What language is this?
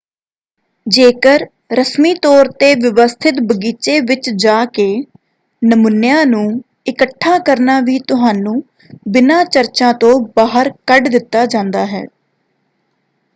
Punjabi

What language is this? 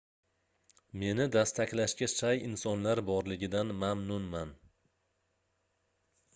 Uzbek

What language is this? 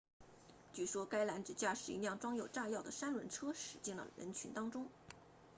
Chinese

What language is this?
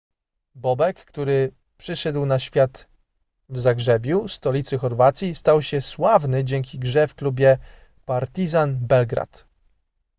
Polish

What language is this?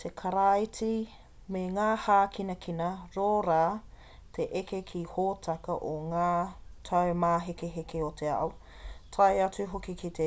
Māori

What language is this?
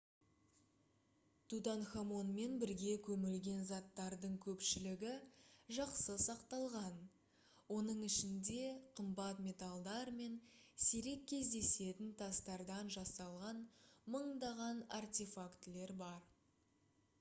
Kazakh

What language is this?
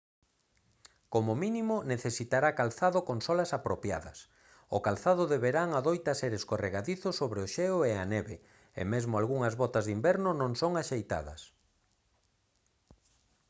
Galician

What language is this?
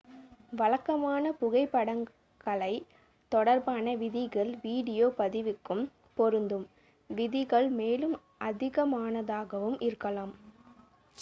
Tamil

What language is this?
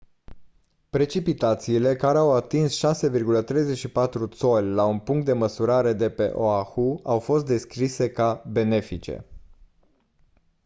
Romanian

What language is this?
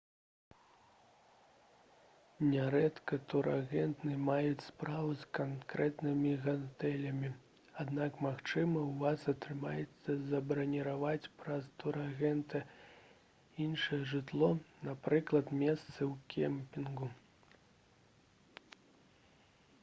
Belarusian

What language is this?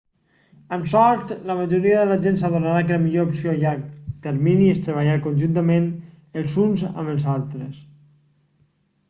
Catalan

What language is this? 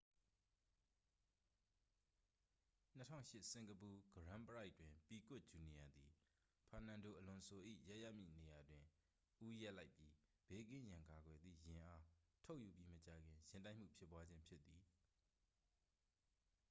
Burmese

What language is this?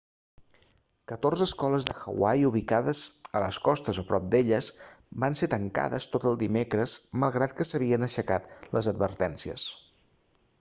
Catalan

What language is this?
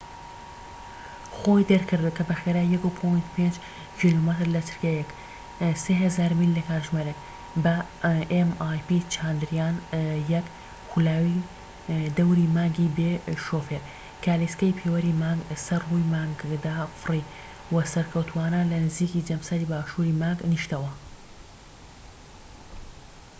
Central Kurdish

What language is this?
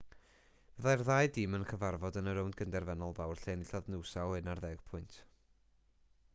Welsh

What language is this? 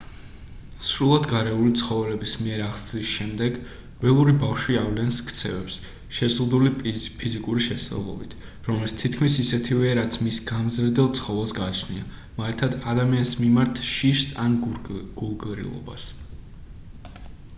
Georgian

